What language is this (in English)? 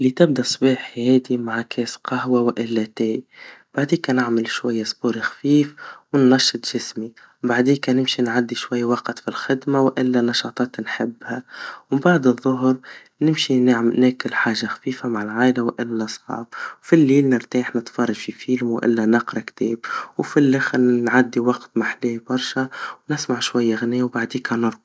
Tunisian Arabic